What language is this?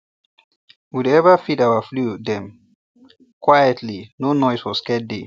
Nigerian Pidgin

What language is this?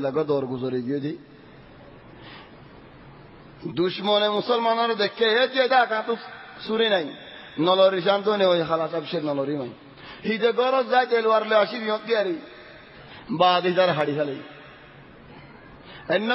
Arabic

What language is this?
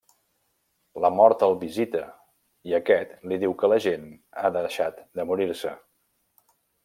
Catalan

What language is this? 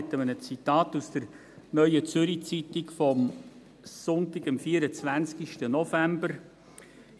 Swiss German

